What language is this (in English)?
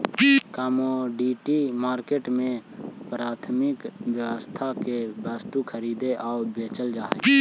Magahi